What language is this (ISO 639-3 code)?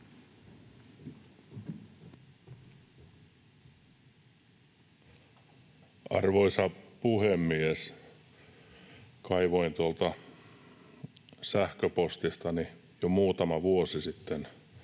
fin